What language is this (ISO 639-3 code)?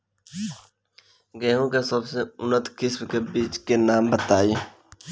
bho